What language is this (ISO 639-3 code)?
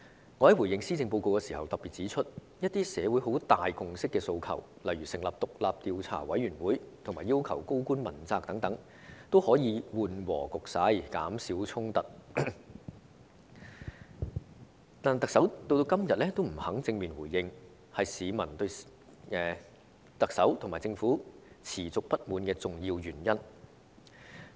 yue